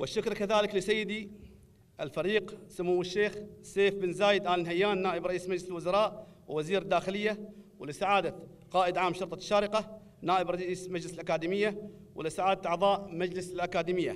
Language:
Arabic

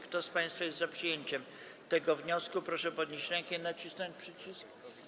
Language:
Polish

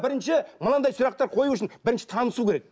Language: Kazakh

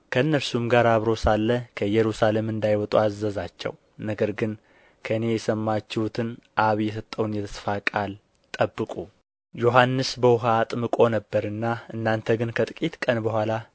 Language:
Amharic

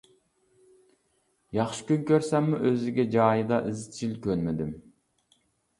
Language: Uyghur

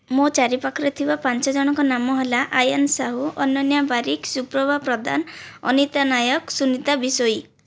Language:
Odia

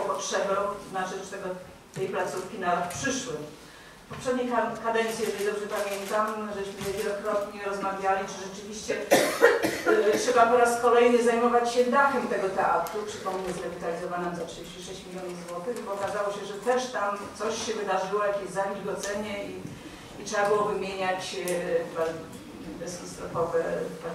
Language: Polish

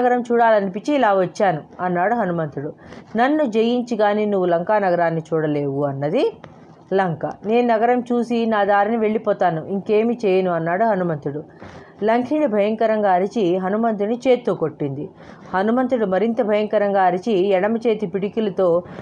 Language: Telugu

